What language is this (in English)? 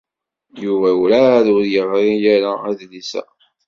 Kabyle